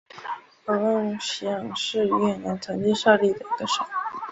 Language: Chinese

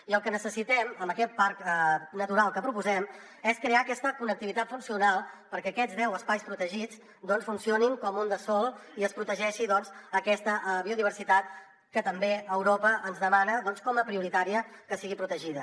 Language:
Catalan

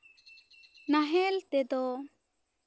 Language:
Santali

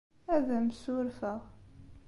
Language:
Kabyle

